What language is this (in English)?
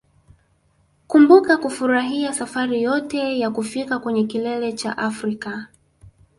Swahili